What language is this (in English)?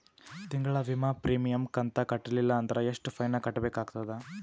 Kannada